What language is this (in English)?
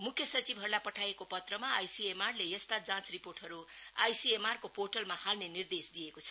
Nepali